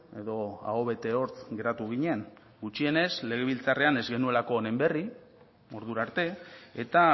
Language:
Basque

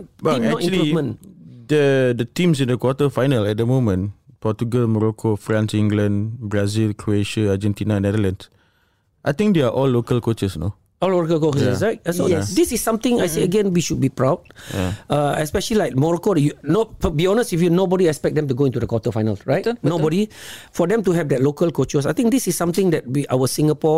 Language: Malay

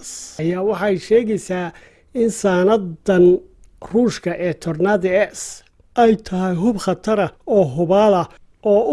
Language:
Somali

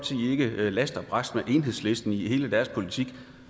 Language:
Danish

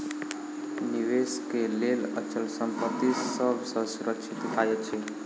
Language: Maithili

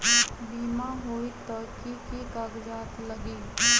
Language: Magahi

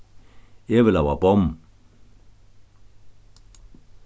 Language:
Faroese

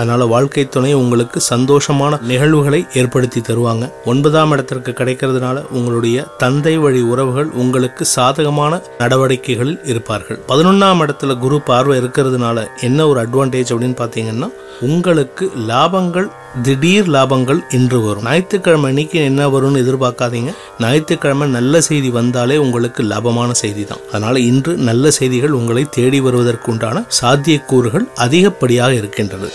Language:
Tamil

